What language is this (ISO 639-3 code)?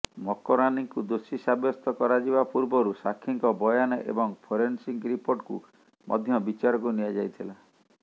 ori